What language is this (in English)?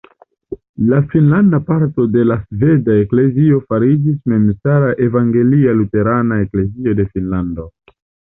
Esperanto